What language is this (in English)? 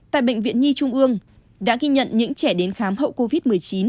Vietnamese